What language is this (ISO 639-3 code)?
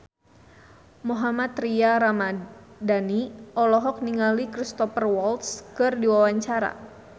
sun